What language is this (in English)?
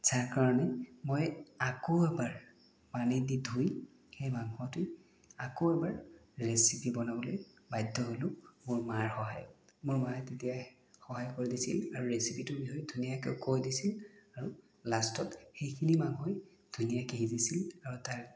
Assamese